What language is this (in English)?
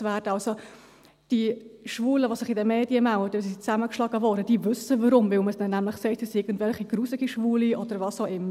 Swiss German